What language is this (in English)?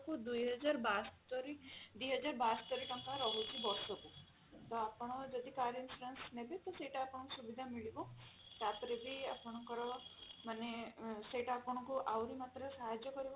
Odia